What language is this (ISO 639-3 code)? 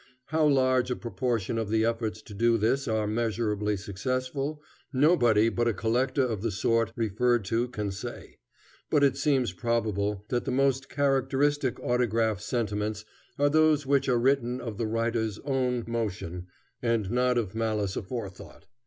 eng